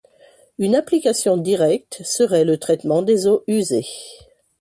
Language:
French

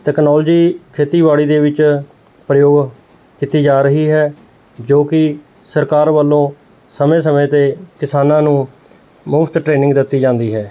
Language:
Punjabi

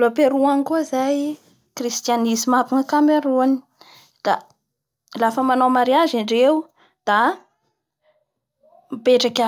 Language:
Bara Malagasy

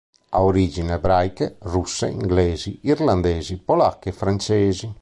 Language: Italian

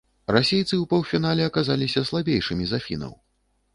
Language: Belarusian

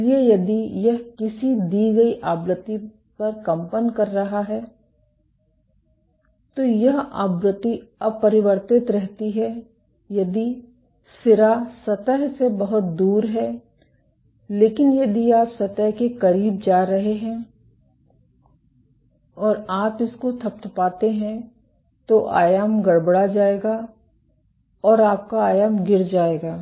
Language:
Hindi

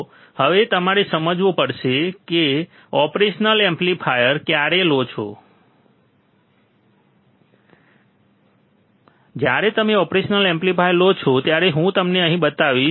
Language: Gujarati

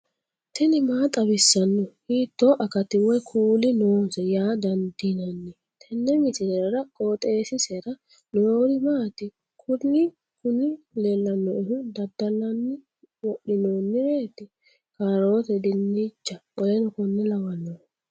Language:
Sidamo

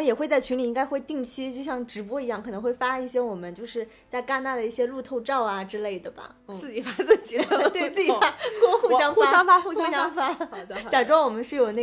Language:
Chinese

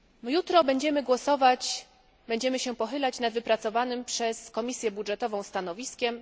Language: Polish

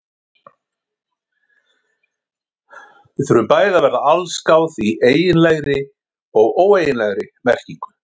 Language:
Icelandic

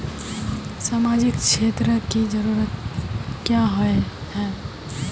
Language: Magahi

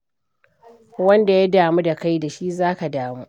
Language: Hausa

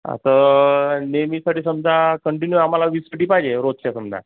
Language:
Marathi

